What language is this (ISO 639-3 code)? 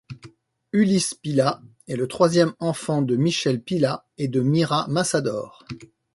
fra